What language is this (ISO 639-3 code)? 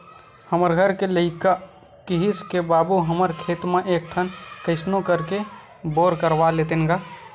hne